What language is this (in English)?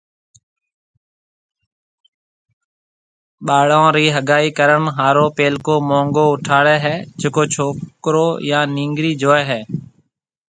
Marwari (Pakistan)